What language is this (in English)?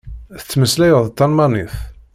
Kabyle